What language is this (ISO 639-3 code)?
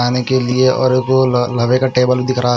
hin